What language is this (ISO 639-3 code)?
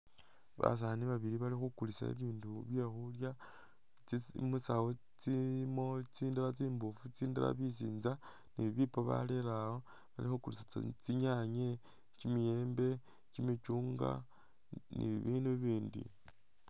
myx